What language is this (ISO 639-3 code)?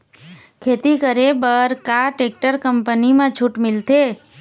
hne